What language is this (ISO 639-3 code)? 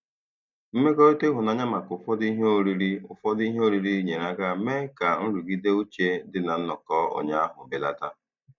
ibo